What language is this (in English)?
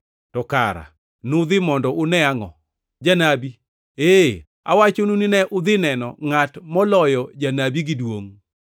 Luo (Kenya and Tanzania)